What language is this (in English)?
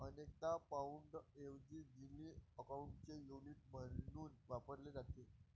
Marathi